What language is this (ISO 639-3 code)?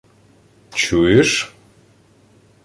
ukr